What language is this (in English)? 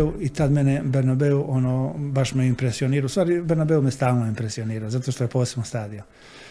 Croatian